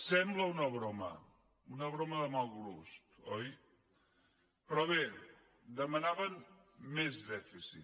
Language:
Catalan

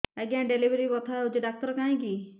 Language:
Odia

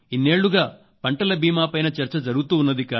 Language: Telugu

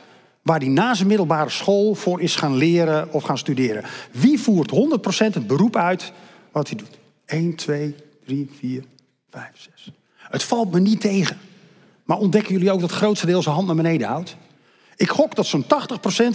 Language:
Dutch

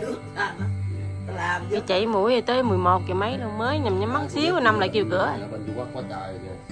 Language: Vietnamese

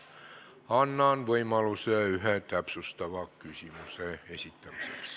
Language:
Estonian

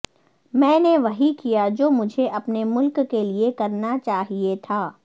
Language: Urdu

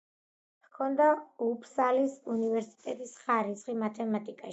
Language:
Georgian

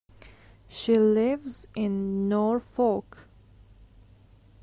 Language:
English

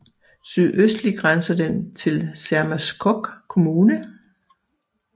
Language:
Danish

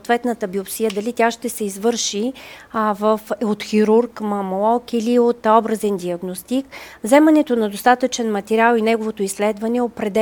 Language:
Bulgarian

